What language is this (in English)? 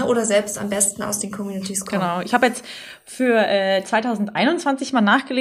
German